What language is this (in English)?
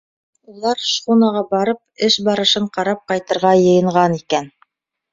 Bashkir